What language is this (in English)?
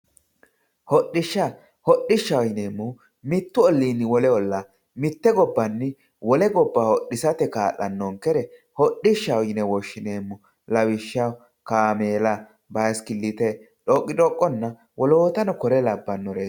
Sidamo